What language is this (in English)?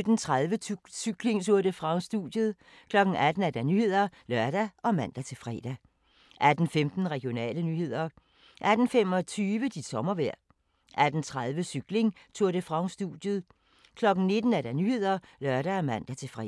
Danish